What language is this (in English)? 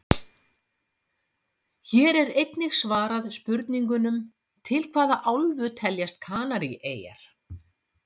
Icelandic